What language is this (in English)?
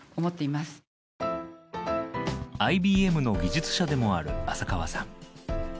Japanese